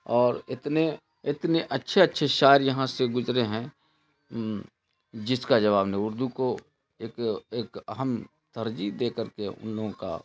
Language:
Urdu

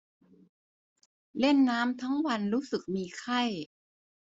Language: Thai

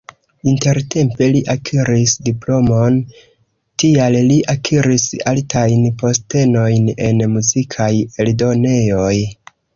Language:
Esperanto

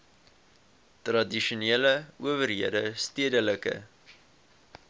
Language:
Afrikaans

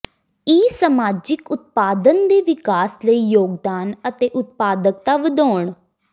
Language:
Punjabi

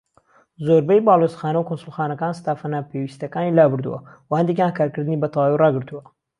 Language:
Central Kurdish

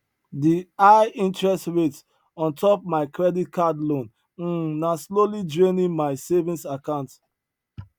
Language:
Nigerian Pidgin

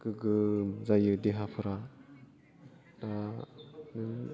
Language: Bodo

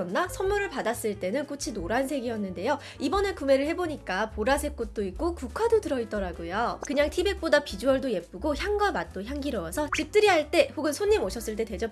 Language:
Korean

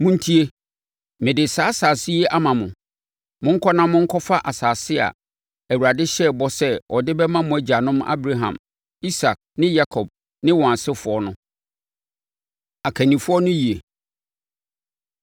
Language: Akan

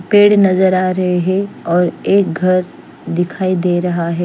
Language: Hindi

